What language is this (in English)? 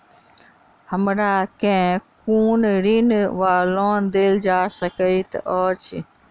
Maithili